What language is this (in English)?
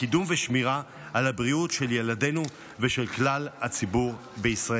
Hebrew